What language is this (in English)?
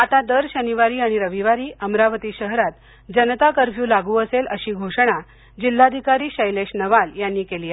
Marathi